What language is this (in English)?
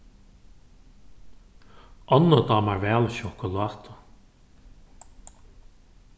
Faroese